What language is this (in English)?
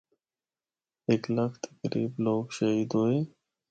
Northern Hindko